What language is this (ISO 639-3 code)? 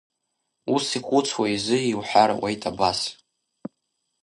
abk